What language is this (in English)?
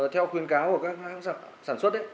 Vietnamese